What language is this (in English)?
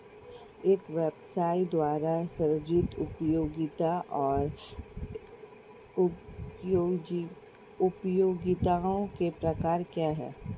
Hindi